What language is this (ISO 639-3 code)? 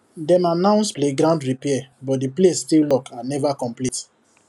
pcm